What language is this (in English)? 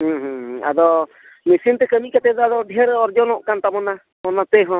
Santali